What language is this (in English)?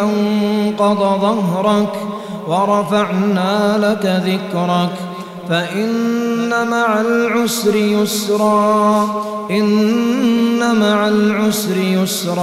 Arabic